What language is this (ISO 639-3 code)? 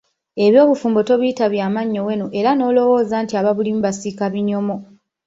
lug